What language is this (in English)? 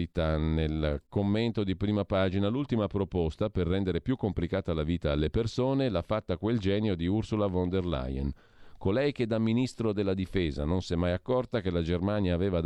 Italian